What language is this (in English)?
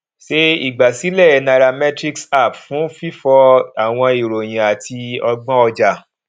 Yoruba